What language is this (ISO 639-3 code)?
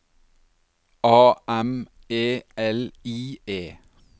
nor